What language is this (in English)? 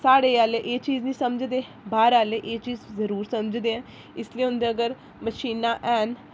Dogri